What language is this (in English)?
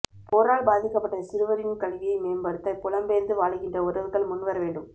Tamil